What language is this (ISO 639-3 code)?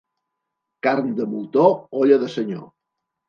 cat